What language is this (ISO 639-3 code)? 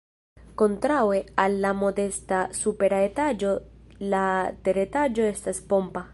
epo